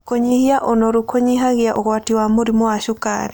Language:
Kikuyu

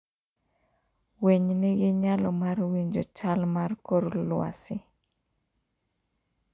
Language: Luo (Kenya and Tanzania)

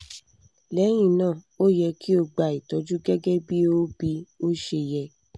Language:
Yoruba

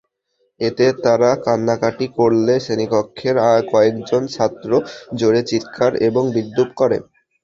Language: Bangla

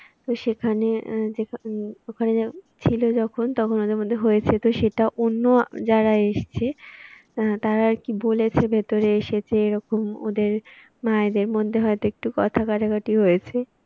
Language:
Bangla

